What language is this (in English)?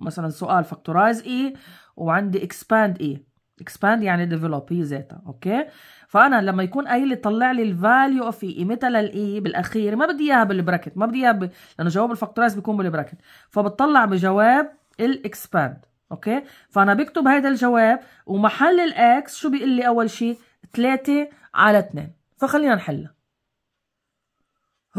Arabic